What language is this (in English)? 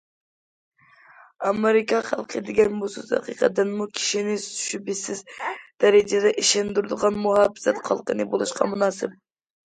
Uyghur